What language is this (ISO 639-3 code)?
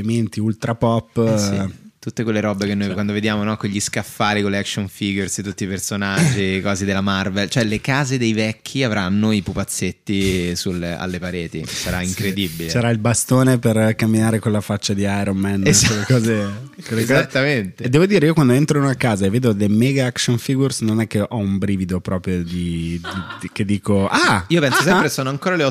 ita